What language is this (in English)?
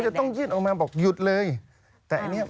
Thai